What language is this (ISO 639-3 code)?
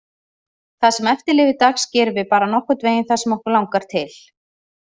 isl